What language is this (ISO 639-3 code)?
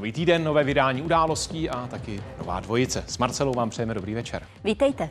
ces